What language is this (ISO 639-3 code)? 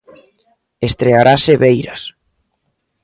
glg